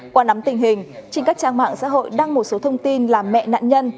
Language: Vietnamese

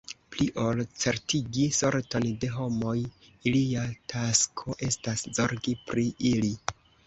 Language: Esperanto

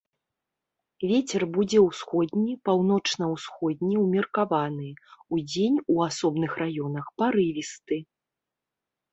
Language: Belarusian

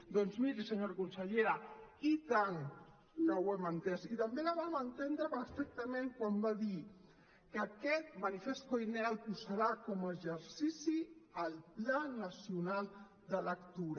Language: Catalan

